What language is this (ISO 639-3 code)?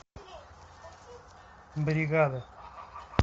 rus